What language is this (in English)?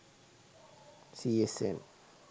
Sinhala